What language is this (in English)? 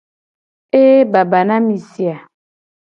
Gen